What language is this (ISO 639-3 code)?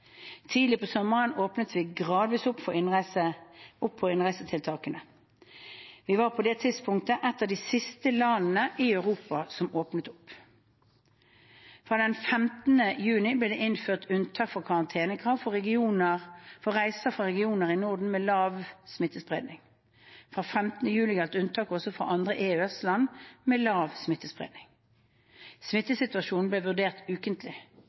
nob